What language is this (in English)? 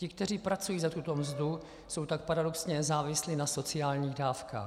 Czech